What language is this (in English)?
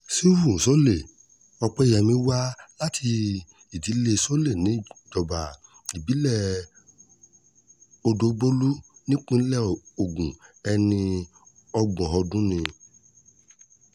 Yoruba